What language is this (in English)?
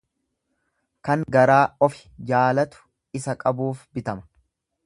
Oromo